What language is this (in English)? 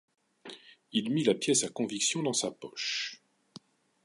French